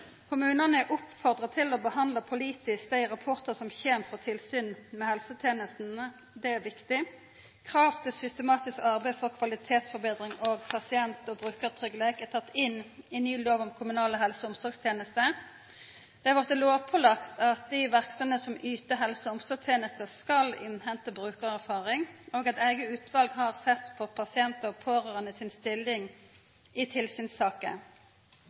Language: Norwegian Nynorsk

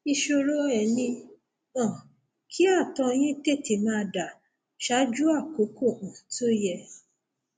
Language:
Yoruba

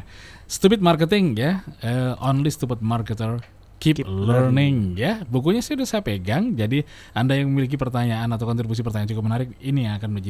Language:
Indonesian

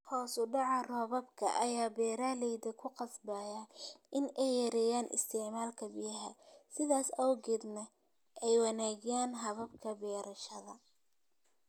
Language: Somali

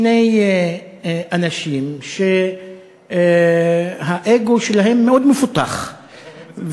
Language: Hebrew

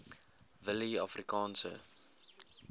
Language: Afrikaans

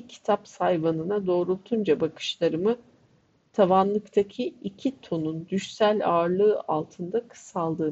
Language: Turkish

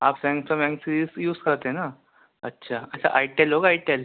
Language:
Urdu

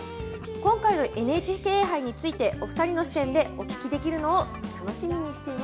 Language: Japanese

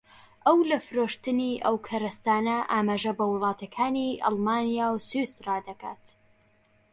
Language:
Central Kurdish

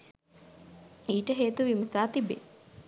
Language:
Sinhala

